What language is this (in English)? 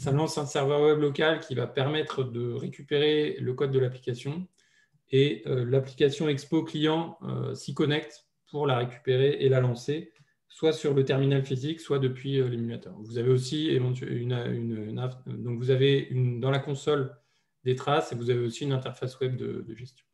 French